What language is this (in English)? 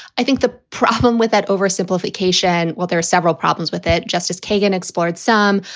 English